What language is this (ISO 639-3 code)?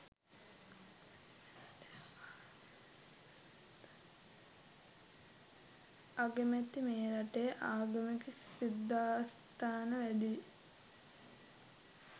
sin